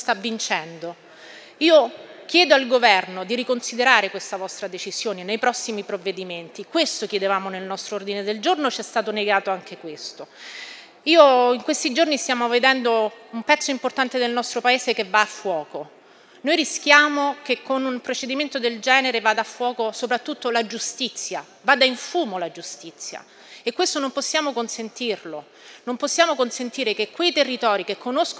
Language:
Italian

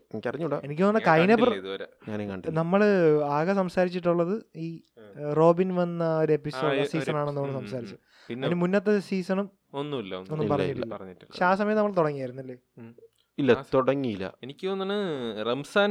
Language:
Malayalam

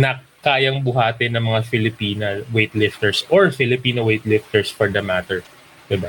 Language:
Filipino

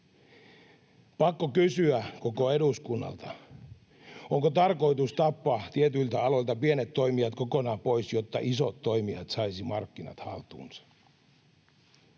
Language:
Finnish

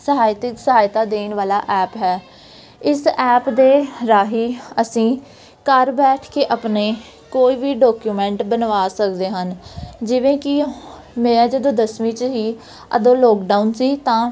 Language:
Punjabi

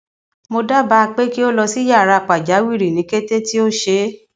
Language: Yoruba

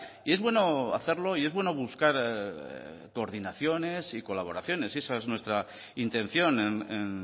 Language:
Spanish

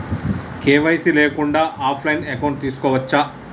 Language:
Telugu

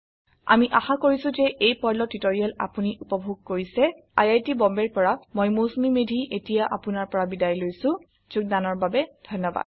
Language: Assamese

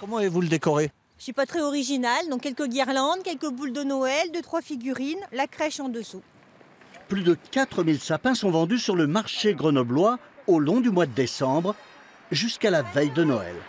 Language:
French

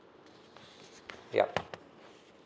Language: English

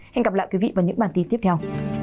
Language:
Vietnamese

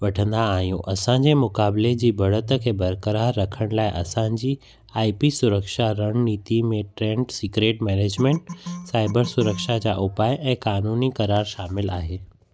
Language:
Sindhi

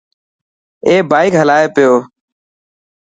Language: Dhatki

